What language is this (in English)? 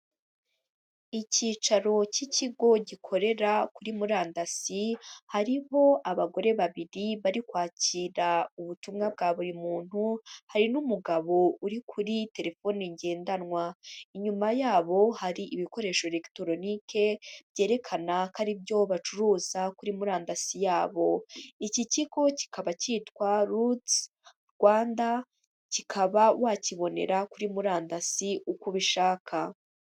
Kinyarwanda